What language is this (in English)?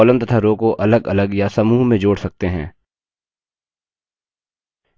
Hindi